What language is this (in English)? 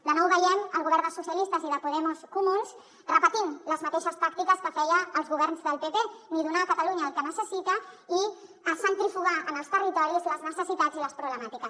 Catalan